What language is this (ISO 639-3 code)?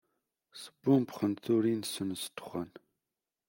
kab